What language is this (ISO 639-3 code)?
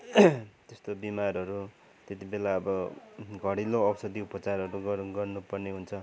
nep